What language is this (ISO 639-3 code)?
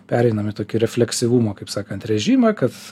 lit